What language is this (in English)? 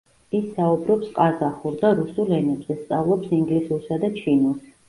Georgian